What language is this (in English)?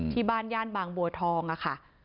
Thai